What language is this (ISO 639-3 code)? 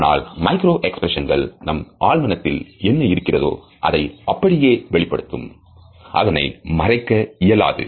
tam